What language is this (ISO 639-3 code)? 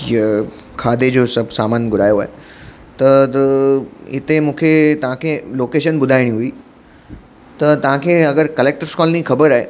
snd